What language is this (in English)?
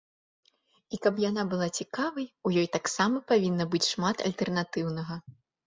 Belarusian